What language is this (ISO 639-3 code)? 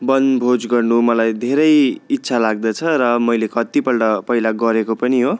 nep